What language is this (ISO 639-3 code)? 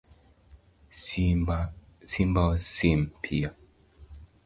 luo